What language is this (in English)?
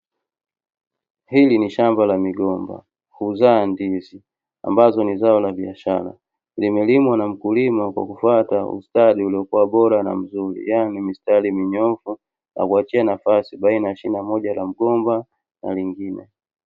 Swahili